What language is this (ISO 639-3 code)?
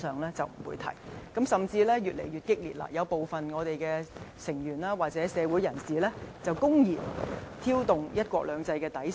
yue